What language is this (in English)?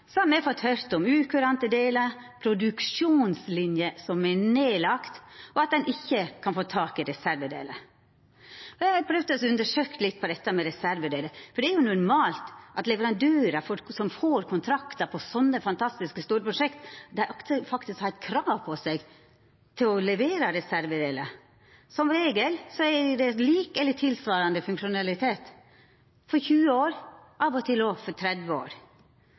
Norwegian Nynorsk